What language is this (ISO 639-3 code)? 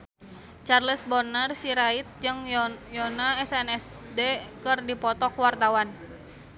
sun